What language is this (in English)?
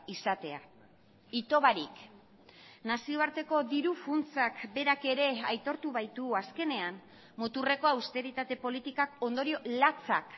Basque